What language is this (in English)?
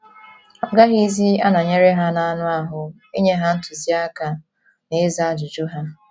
Igbo